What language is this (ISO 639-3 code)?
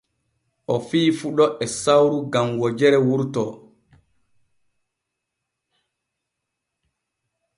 fue